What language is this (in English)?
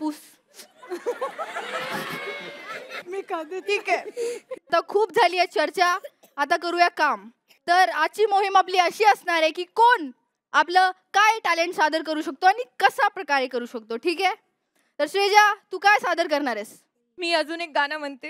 Marathi